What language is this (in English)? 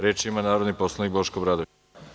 Serbian